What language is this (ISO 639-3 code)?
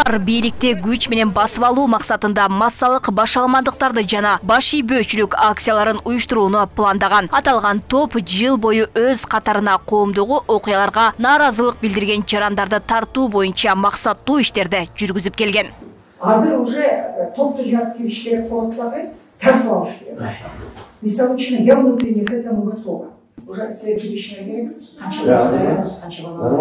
tur